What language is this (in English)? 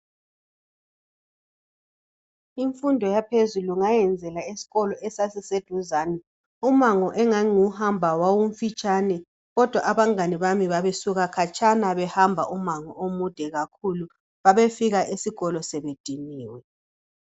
North Ndebele